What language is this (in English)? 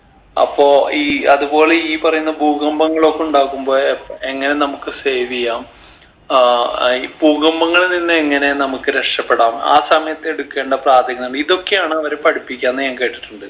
Malayalam